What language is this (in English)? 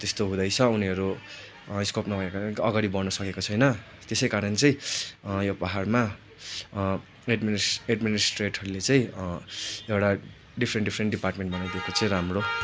Nepali